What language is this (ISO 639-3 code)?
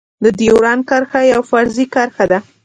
pus